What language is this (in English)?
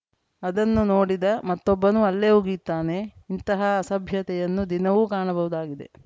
Kannada